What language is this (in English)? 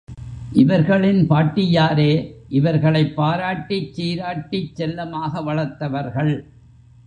Tamil